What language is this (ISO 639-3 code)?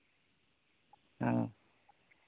sat